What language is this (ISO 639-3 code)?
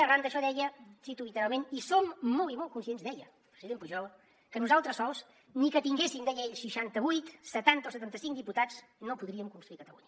cat